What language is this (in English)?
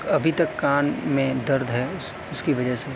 Urdu